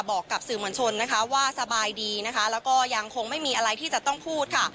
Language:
Thai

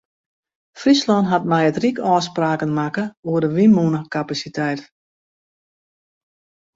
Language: Western Frisian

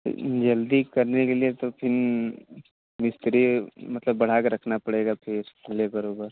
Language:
Hindi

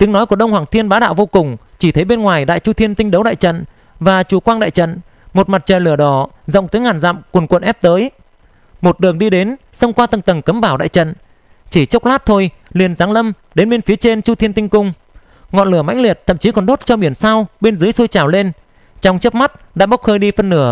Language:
Vietnamese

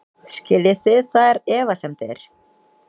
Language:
Icelandic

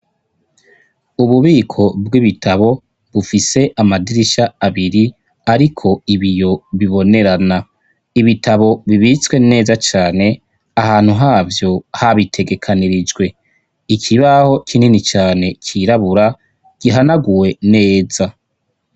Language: Rundi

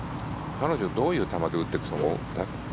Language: Japanese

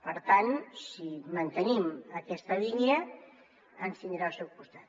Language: Catalan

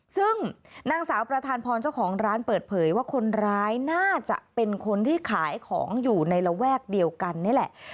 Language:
Thai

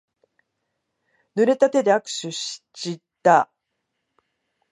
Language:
Japanese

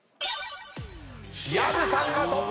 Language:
Japanese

